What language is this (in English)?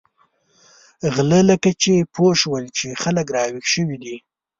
Pashto